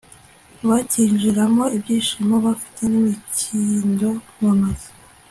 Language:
Kinyarwanda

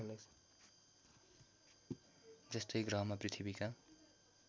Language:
Nepali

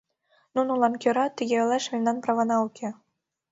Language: Mari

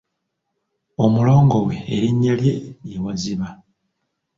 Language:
Ganda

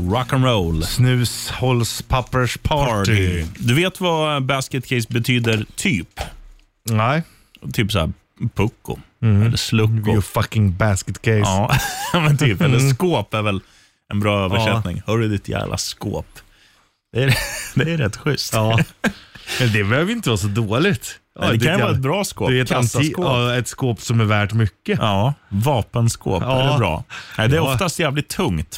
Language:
Swedish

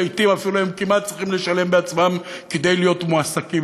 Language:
Hebrew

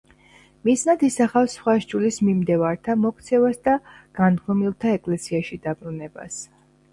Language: Georgian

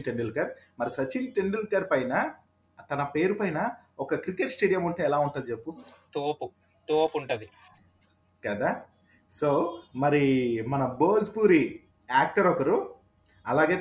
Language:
Telugu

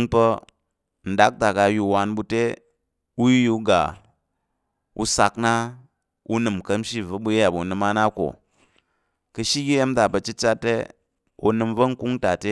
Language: Tarok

